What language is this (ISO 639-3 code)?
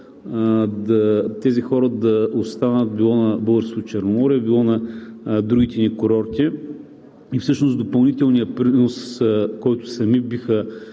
bul